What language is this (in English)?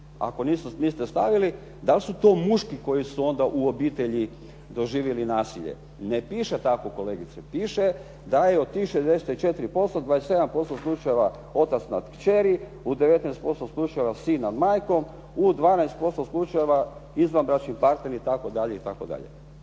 Croatian